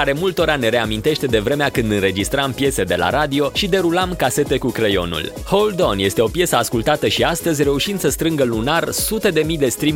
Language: Romanian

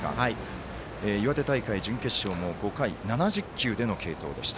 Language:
Japanese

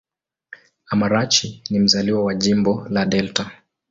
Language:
Swahili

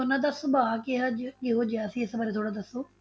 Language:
Punjabi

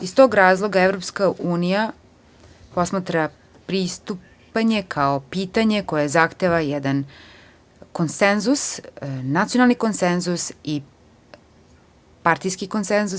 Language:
Serbian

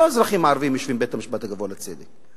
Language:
Hebrew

